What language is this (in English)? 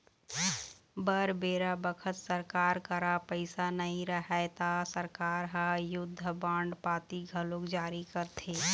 Chhattisgarhi